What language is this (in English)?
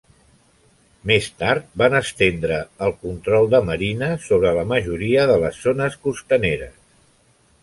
Catalan